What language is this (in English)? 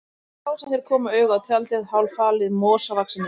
Icelandic